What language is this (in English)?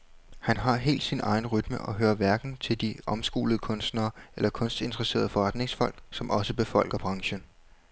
Danish